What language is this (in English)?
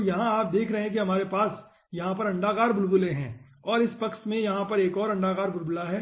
Hindi